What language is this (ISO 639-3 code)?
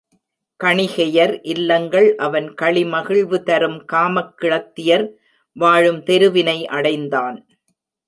tam